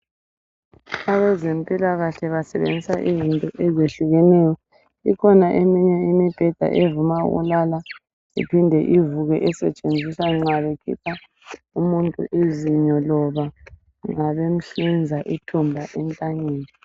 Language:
North Ndebele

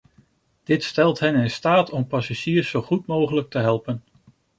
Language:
Dutch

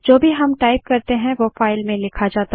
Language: Hindi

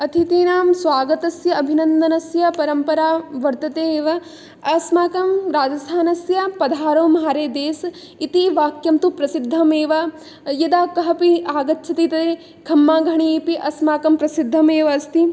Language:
Sanskrit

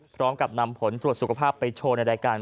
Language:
Thai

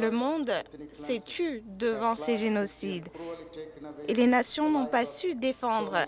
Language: French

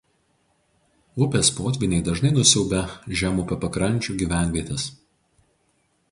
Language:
Lithuanian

